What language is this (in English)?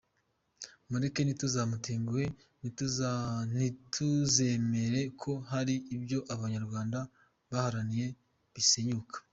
Kinyarwanda